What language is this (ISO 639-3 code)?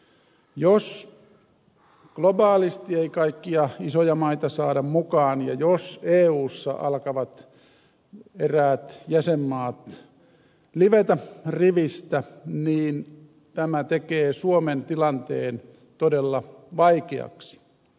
fin